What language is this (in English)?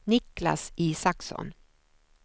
Swedish